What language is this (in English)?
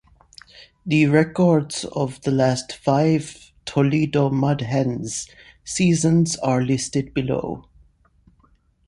English